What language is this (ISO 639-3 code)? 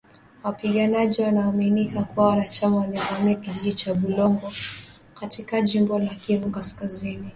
swa